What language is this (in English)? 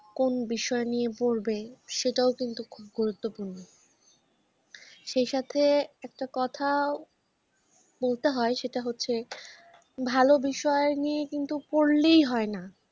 Bangla